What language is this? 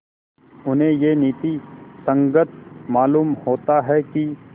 Hindi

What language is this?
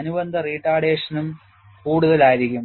Malayalam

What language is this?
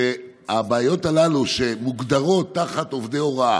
Hebrew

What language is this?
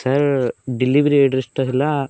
Odia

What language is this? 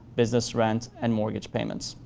English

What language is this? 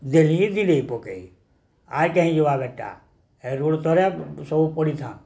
Odia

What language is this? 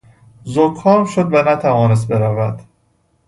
Persian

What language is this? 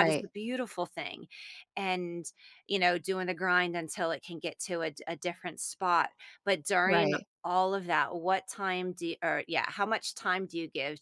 English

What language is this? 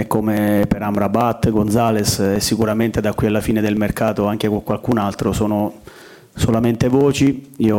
Italian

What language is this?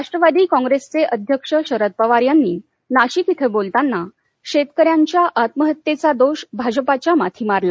Marathi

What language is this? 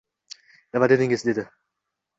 Uzbek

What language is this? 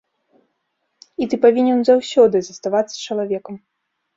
Belarusian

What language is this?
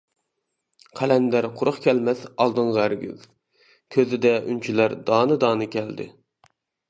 Uyghur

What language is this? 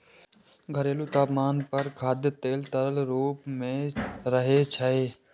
Maithili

